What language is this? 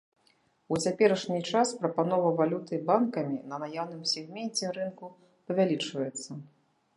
Belarusian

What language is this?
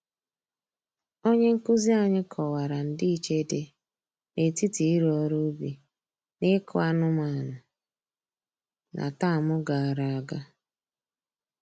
Igbo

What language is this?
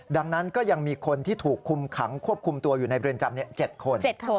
Thai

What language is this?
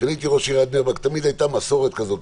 Hebrew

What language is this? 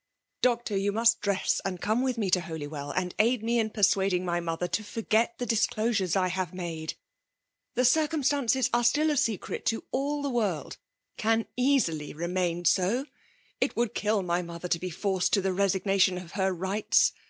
English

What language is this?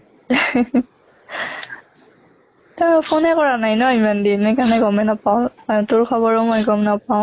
Assamese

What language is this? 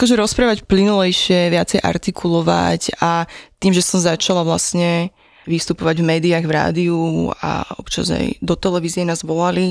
Slovak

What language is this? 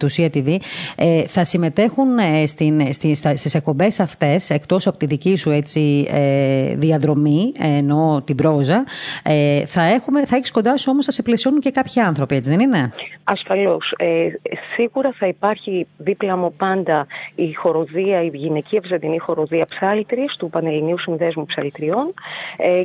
Greek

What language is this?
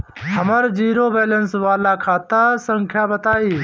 Bhojpuri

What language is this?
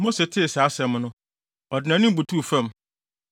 Akan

